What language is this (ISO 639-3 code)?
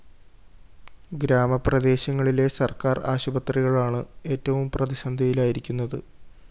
mal